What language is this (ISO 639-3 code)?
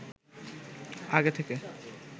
ben